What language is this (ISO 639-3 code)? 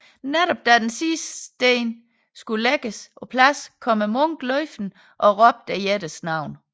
dan